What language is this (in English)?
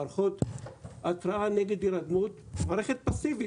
Hebrew